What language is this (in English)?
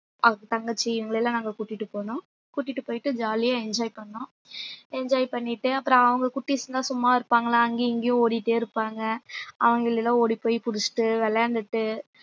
Tamil